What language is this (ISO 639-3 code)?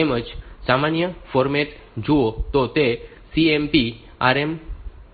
guj